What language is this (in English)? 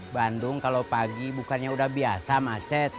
Indonesian